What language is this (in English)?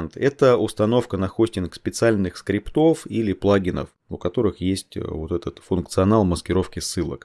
Russian